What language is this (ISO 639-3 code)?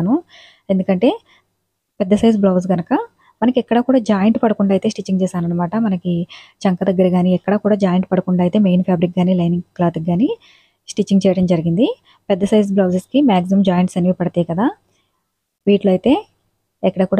tel